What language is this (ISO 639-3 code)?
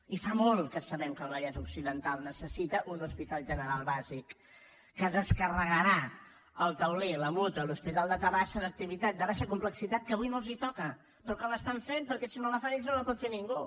cat